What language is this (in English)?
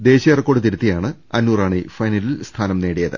Malayalam